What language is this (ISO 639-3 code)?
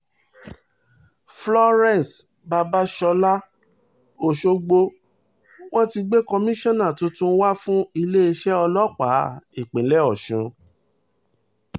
yor